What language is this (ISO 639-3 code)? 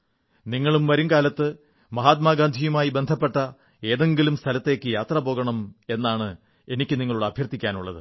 mal